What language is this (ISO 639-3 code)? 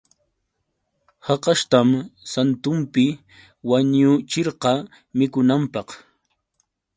qux